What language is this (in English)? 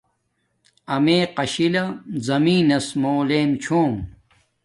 Domaaki